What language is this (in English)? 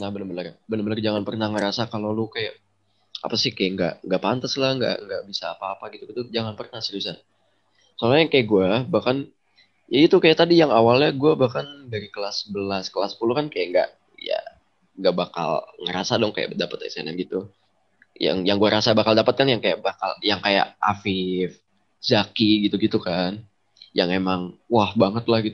Indonesian